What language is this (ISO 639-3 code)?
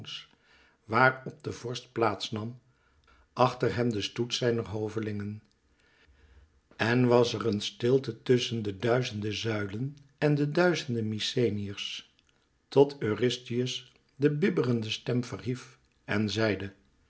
nld